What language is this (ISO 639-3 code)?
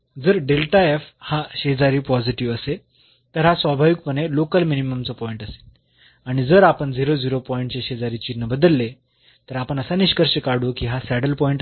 mar